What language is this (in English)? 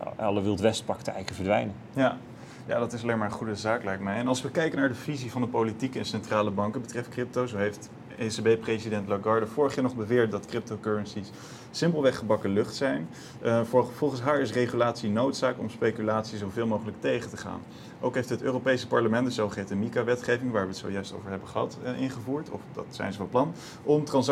Dutch